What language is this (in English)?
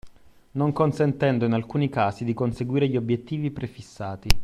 Italian